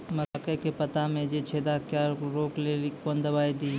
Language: Maithili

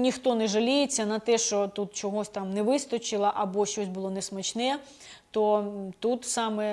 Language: Ukrainian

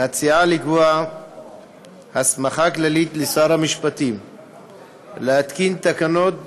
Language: Hebrew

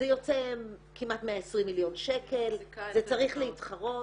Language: Hebrew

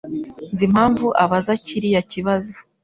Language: Kinyarwanda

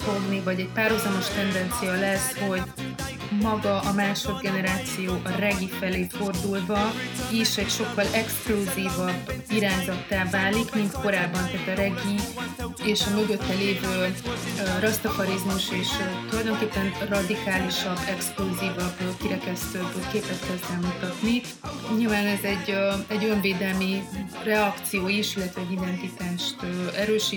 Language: Hungarian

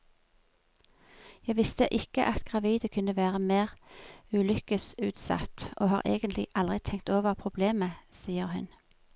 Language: Norwegian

